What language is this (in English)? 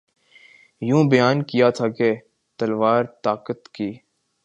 Urdu